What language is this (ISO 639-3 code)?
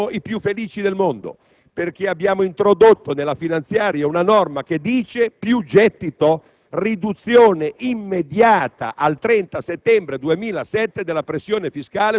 ita